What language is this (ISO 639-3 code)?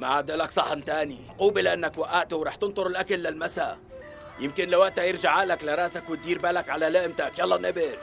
ara